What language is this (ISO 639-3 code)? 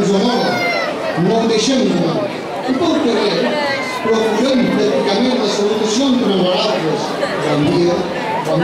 ell